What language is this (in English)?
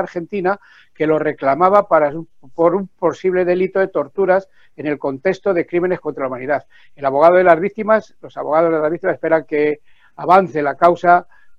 Spanish